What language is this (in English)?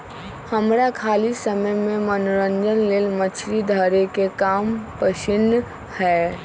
Magahi